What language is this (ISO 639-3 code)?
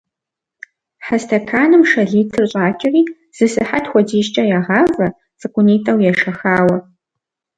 kbd